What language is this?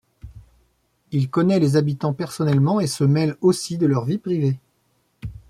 French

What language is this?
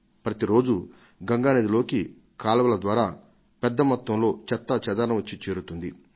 Telugu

